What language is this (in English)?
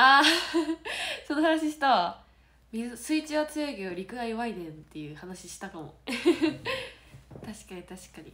Japanese